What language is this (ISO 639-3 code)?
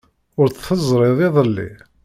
kab